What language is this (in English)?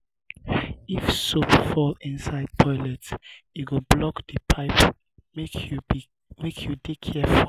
Nigerian Pidgin